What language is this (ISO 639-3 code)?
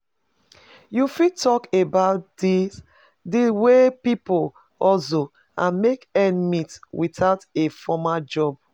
pcm